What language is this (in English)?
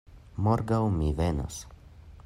Esperanto